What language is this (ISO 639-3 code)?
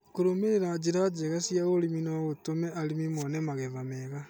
kik